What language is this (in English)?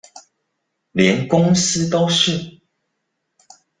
Chinese